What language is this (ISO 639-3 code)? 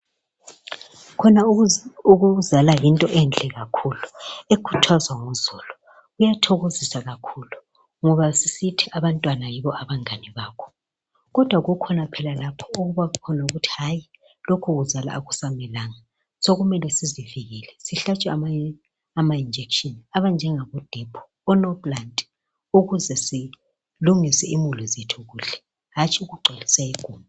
nde